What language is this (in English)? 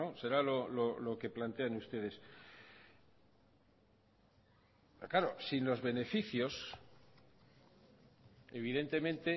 Spanish